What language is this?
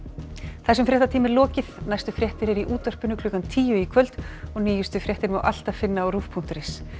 Icelandic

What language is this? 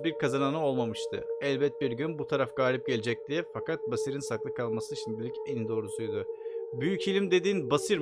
Turkish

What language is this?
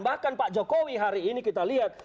Indonesian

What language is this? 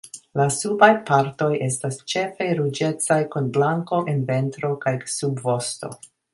Esperanto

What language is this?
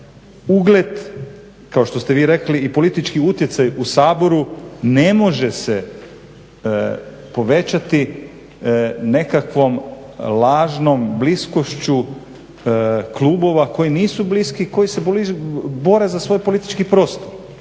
Croatian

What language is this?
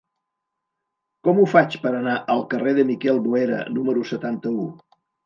Catalan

